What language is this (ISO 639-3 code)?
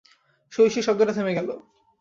ben